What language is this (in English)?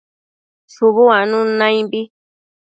Matsés